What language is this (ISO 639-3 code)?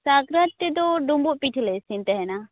sat